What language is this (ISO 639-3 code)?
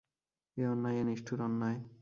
ben